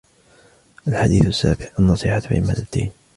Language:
Arabic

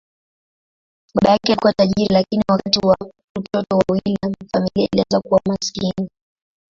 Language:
Swahili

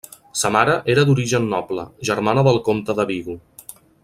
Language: Catalan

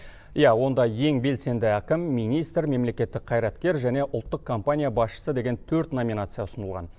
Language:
Kazakh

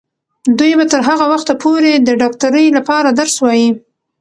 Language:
Pashto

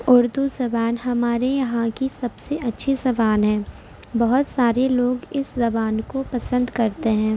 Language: Urdu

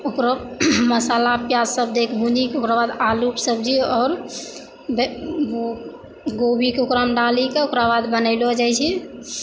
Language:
Maithili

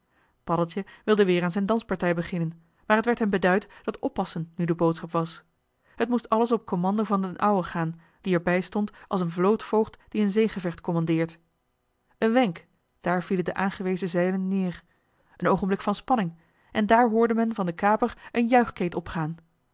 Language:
Dutch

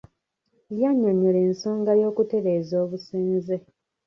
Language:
Ganda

